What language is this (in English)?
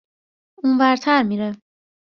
Persian